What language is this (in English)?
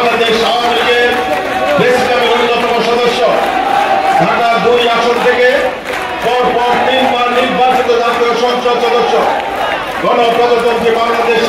Romanian